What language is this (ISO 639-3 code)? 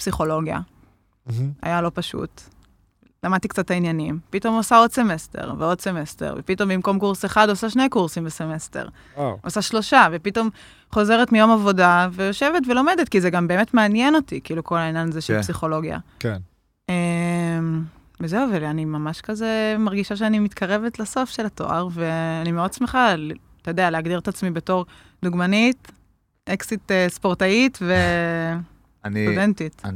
heb